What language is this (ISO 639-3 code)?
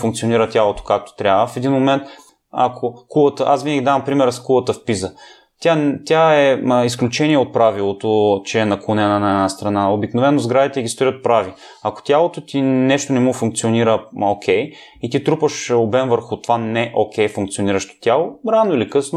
bul